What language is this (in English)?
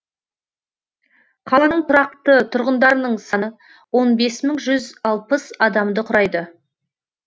Kazakh